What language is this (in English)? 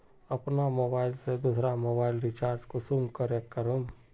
Magahi